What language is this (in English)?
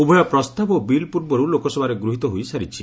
Odia